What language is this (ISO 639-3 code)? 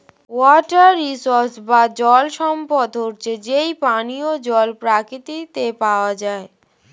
ben